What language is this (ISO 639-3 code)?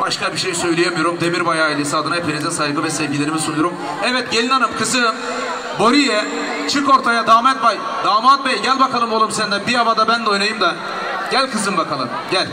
tur